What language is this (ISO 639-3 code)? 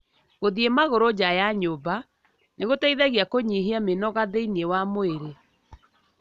kik